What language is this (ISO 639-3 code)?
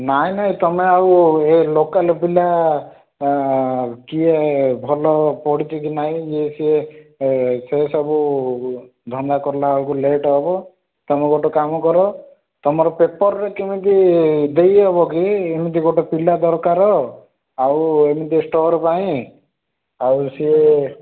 ori